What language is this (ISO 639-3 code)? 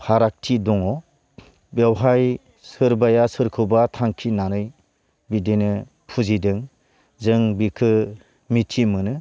brx